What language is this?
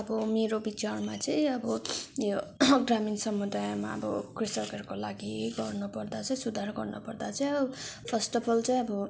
Nepali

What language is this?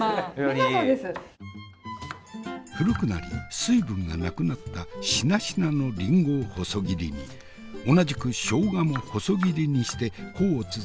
Japanese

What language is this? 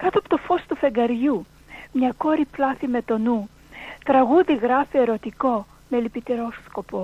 Greek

